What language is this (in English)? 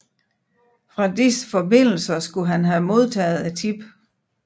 Danish